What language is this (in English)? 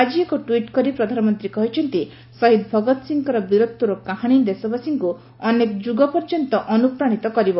Odia